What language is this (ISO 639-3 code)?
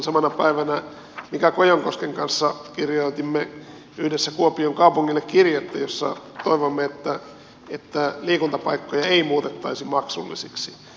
fin